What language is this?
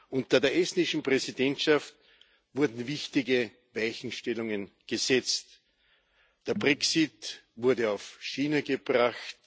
German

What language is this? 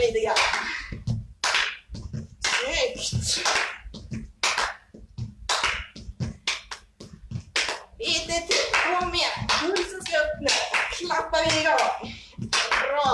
Swedish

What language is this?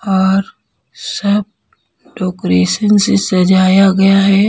Hindi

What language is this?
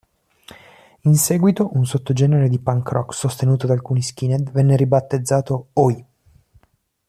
Italian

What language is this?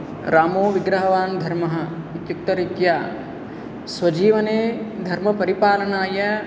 Sanskrit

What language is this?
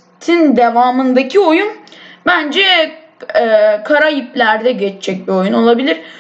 Turkish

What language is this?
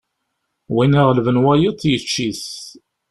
Kabyle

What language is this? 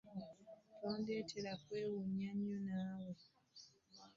Ganda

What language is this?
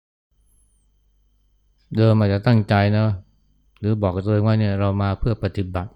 Thai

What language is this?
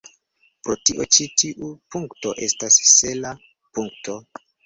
Esperanto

